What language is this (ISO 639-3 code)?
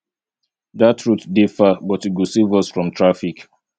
pcm